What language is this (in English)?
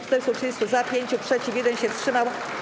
Polish